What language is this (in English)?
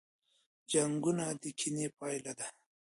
Pashto